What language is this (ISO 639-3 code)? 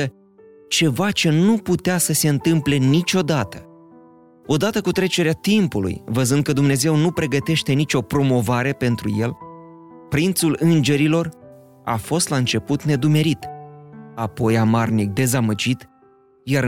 ron